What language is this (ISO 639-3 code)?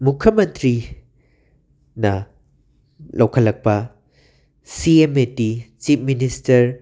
mni